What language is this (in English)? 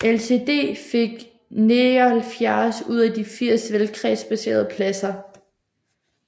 Danish